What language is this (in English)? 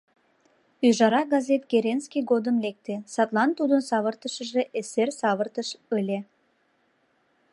Mari